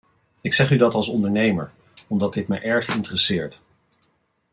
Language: Dutch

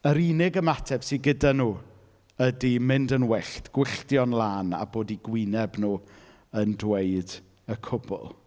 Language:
Welsh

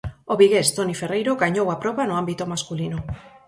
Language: Galician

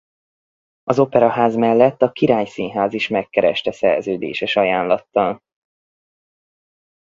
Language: Hungarian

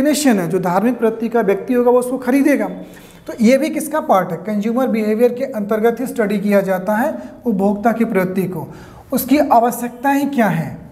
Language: Hindi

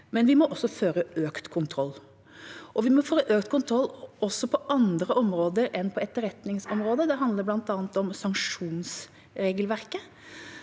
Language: Norwegian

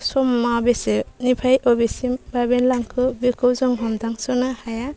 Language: Bodo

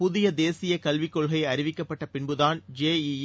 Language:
Tamil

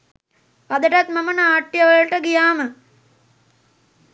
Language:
Sinhala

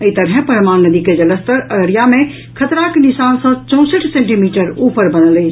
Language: Maithili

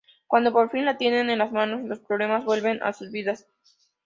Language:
Spanish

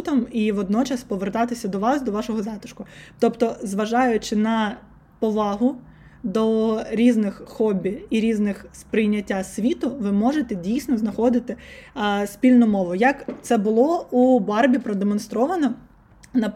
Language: Ukrainian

